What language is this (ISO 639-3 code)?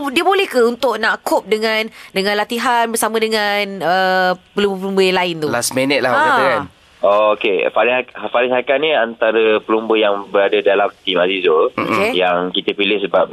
msa